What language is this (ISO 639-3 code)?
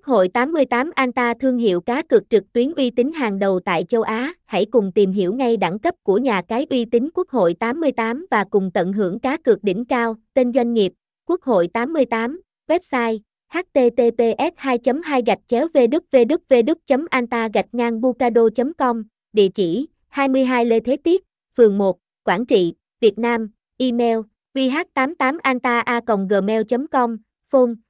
vie